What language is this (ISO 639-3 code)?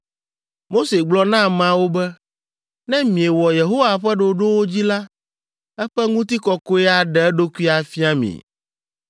ewe